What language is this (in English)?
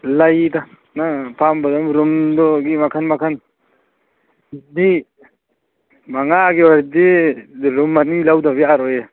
Manipuri